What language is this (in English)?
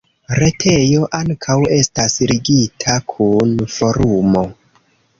Esperanto